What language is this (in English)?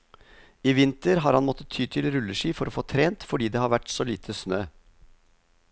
Norwegian